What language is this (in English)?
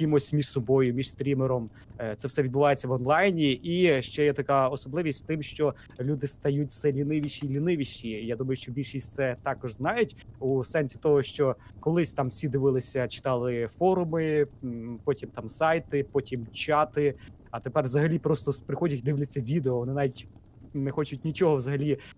Ukrainian